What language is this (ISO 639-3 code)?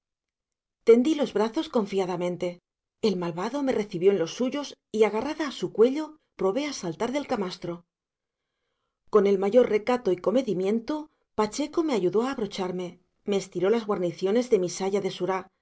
spa